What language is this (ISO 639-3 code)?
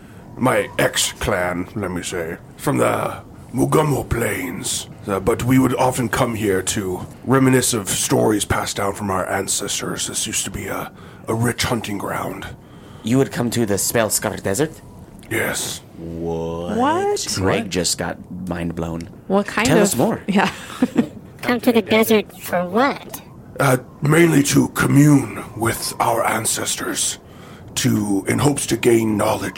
eng